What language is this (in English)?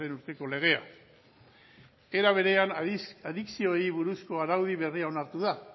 Basque